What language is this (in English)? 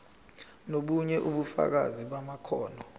Zulu